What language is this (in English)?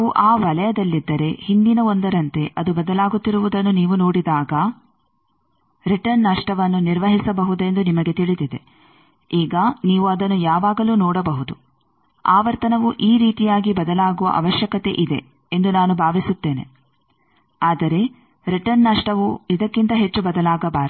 Kannada